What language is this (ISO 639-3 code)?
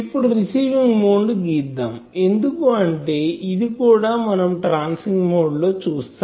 tel